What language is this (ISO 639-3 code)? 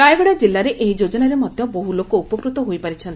ori